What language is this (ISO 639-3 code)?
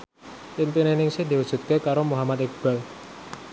jav